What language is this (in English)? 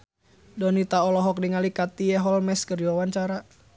Sundanese